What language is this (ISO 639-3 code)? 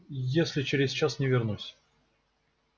rus